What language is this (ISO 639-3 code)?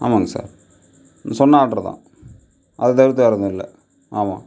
tam